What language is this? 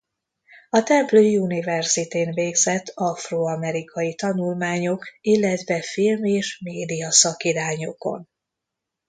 Hungarian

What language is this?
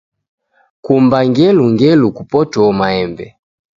Taita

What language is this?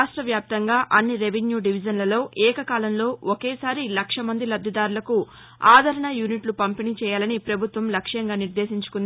Telugu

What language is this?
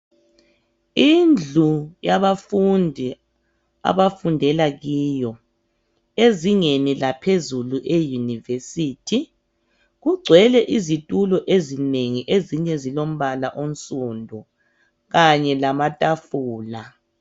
North Ndebele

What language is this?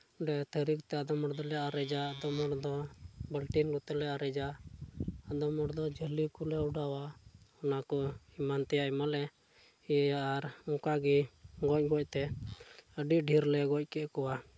Santali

